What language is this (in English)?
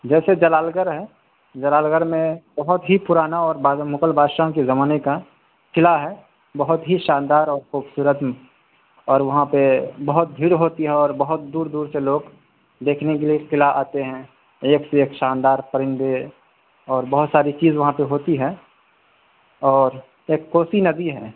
Urdu